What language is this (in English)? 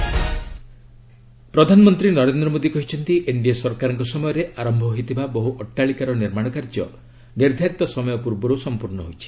Odia